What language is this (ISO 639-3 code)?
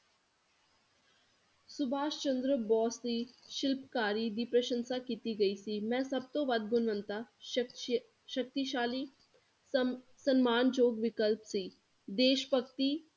pan